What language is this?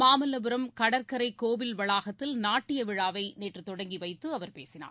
Tamil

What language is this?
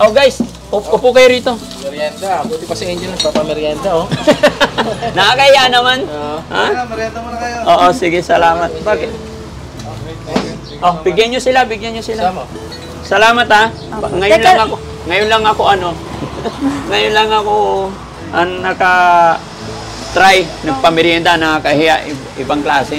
Filipino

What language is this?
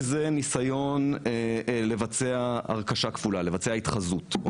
Hebrew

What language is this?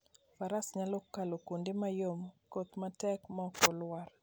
Luo (Kenya and Tanzania)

